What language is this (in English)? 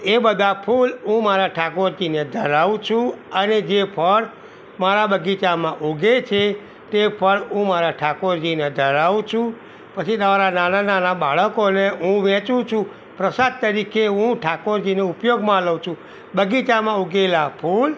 Gujarati